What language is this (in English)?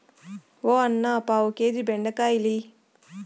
Telugu